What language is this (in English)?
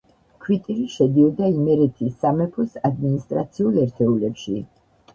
Georgian